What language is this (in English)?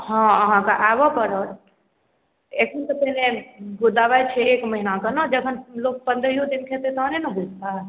Maithili